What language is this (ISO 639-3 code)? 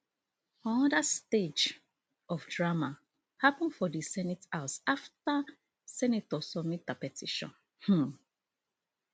pcm